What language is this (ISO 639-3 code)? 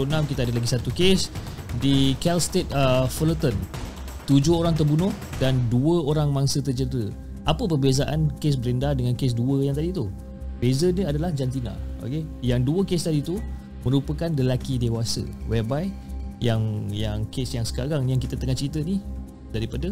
msa